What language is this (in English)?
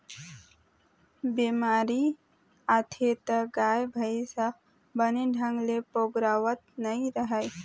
Chhattisgarhi